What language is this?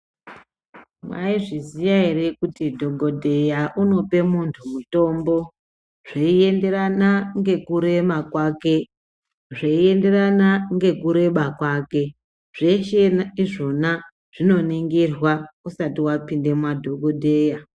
Ndau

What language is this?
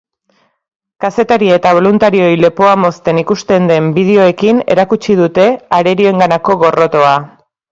Basque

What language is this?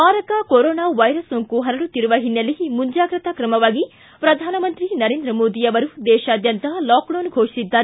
Kannada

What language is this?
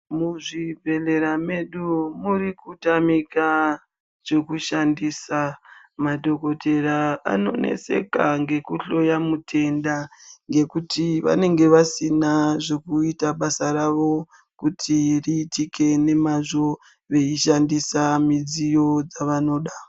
Ndau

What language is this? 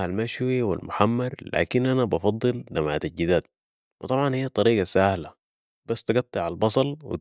Sudanese Arabic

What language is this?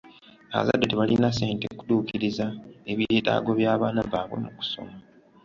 Ganda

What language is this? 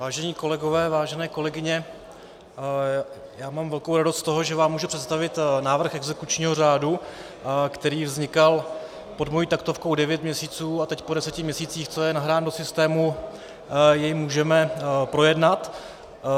Czech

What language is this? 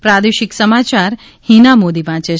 Gujarati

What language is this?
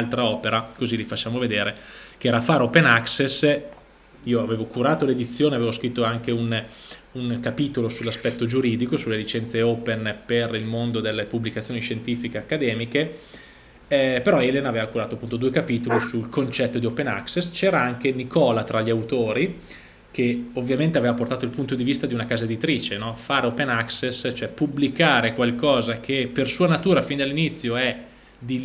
Italian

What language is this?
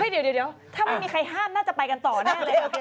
Thai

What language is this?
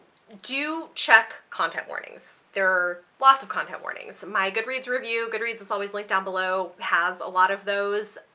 English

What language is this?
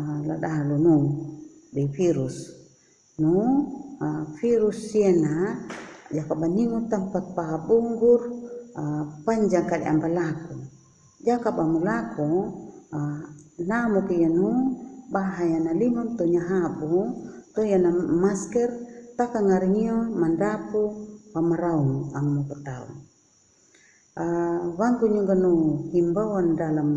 Indonesian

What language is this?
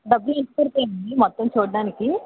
Telugu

